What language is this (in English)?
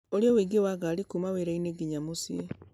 Kikuyu